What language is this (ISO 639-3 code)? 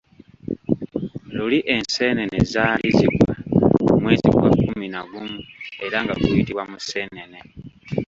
lug